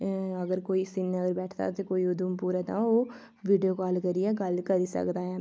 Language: Dogri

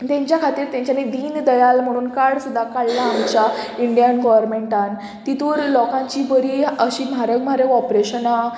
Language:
Konkani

